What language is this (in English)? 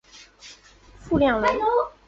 Chinese